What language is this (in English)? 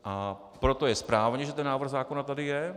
Czech